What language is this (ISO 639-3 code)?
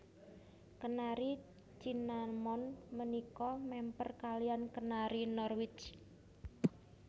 jav